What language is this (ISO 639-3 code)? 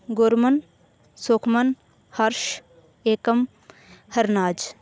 pan